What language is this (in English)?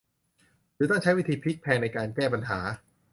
Thai